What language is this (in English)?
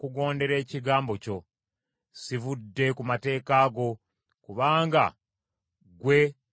Ganda